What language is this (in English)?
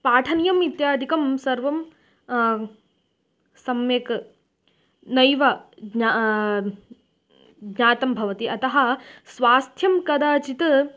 Sanskrit